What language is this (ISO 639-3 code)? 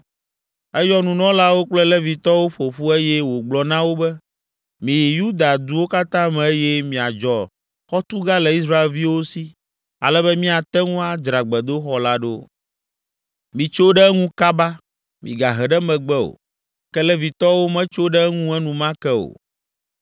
ewe